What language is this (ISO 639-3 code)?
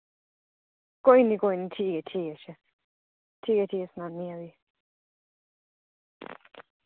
doi